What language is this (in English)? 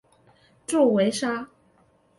Chinese